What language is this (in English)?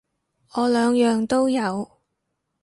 Cantonese